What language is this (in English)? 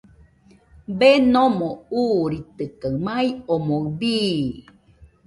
Nüpode Huitoto